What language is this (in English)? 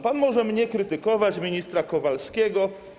Polish